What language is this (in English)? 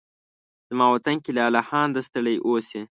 Pashto